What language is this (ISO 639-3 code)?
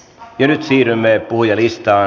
fin